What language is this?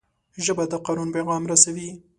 Pashto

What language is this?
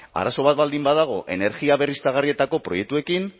Basque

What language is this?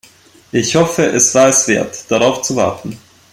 German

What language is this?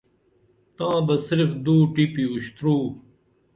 Dameli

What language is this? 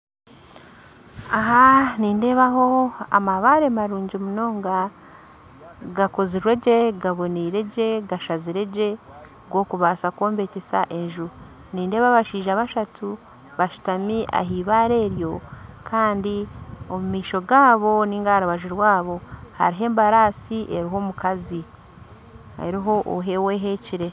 Nyankole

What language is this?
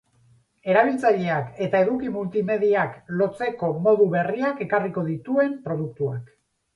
Basque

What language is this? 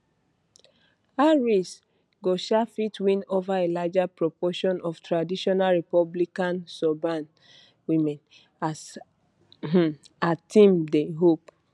Nigerian Pidgin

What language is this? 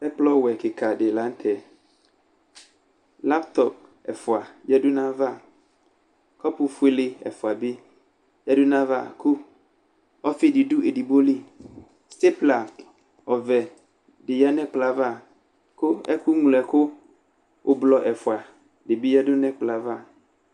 Ikposo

